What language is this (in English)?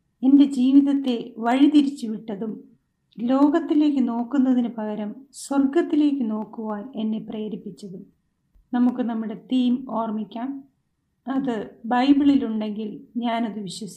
Malayalam